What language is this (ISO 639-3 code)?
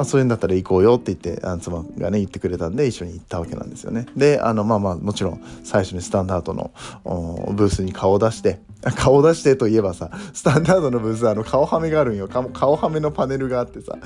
jpn